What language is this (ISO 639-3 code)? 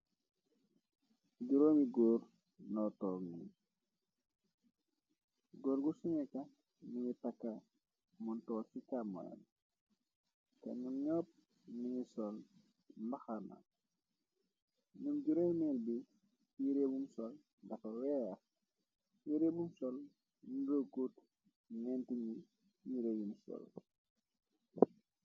wol